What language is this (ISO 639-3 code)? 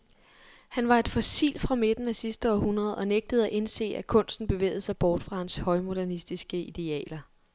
dan